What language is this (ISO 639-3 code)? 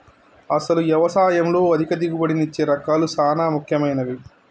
tel